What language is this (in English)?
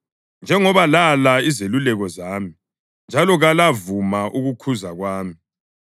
North Ndebele